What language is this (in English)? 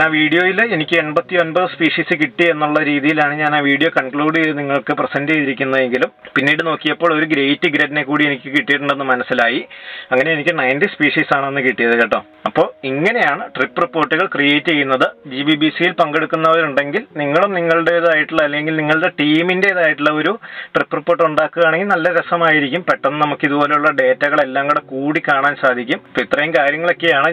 Malayalam